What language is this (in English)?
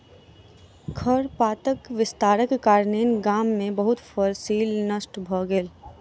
Maithili